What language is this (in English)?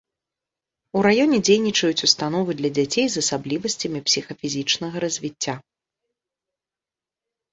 Belarusian